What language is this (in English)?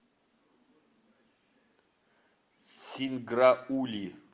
Russian